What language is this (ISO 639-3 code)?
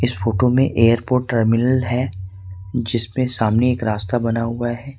hin